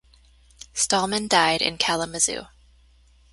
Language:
English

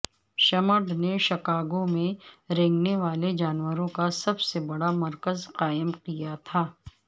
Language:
Urdu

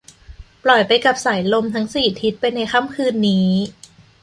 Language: Thai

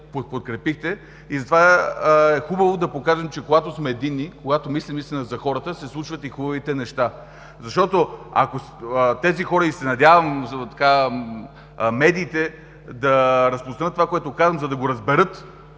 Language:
Bulgarian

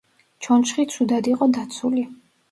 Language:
Georgian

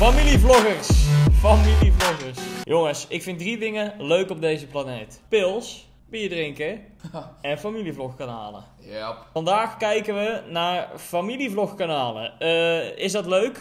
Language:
Dutch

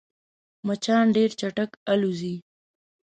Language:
Pashto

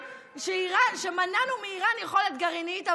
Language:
Hebrew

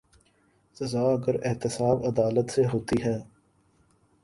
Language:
Urdu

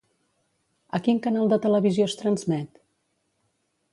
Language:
Catalan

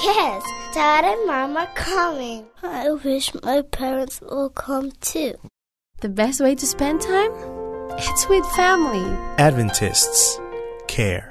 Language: Filipino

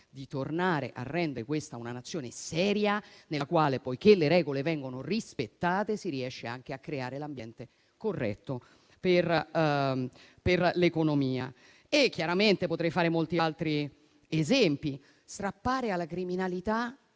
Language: Italian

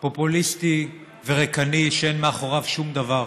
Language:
Hebrew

